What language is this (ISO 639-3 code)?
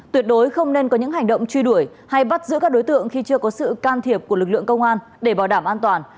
vie